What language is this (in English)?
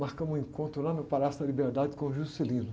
Portuguese